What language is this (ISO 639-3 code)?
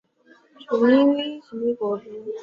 zho